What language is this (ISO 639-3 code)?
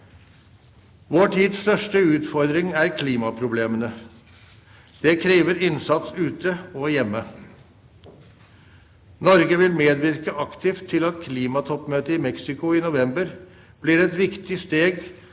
nor